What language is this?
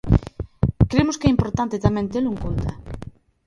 Galician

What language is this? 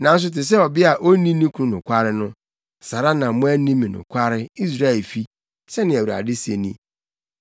Akan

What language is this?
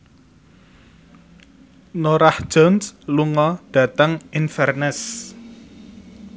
Javanese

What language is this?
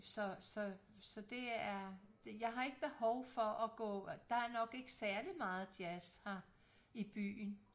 Danish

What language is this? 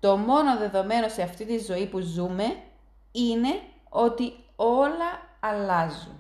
Greek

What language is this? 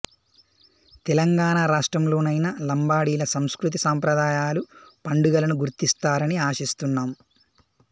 Telugu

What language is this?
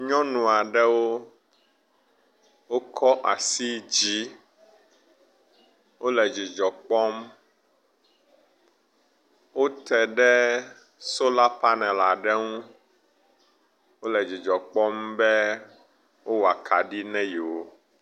Ewe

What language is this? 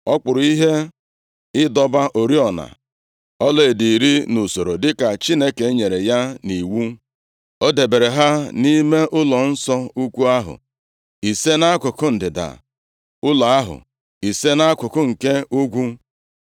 Igbo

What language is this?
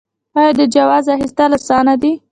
Pashto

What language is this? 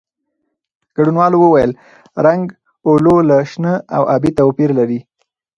Pashto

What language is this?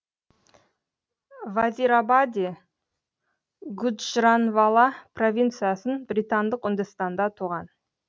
Kazakh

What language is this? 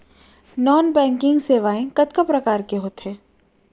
Chhattisgarhi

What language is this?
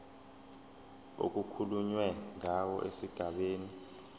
Zulu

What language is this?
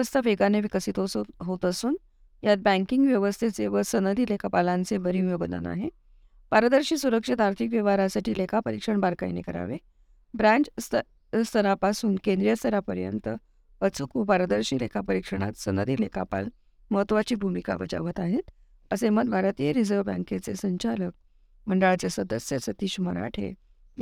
Marathi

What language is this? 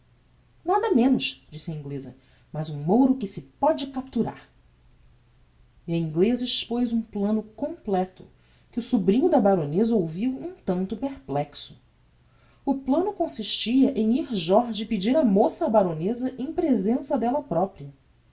Portuguese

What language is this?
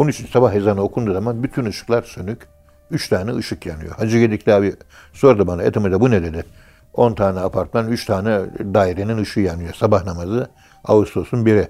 Turkish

